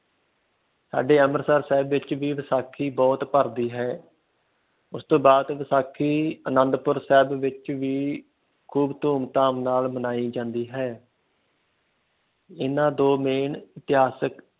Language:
Punjabi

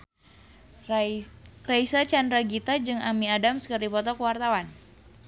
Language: Sundanese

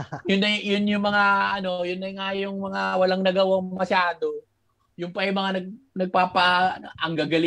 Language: Filipino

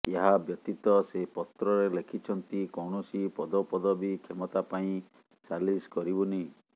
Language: Odia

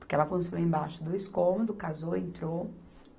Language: Portuguese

